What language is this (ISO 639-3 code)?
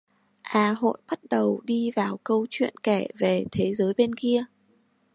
vie